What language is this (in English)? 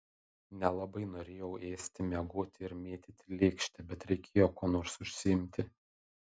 Lithuanian